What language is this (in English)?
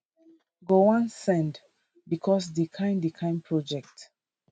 Nigerian Pidgin